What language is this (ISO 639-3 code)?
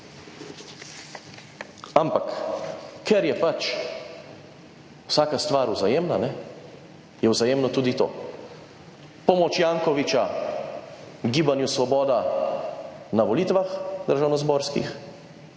slv